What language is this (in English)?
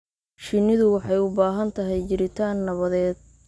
Somali